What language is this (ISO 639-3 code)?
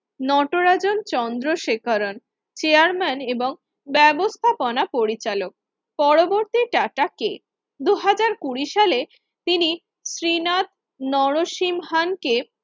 ben